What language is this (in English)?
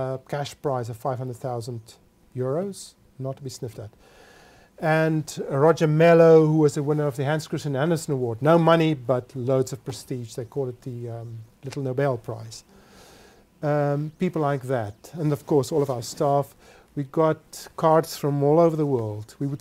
English